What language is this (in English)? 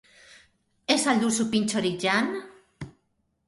Basque